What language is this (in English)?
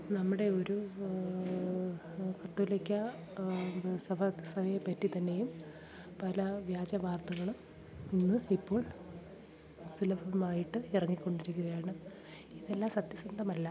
Malayalam